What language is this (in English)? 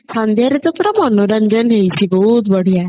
Odia